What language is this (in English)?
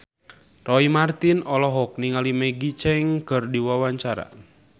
Sundanese